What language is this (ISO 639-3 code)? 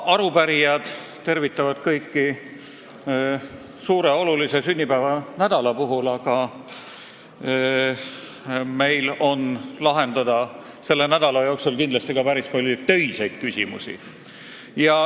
est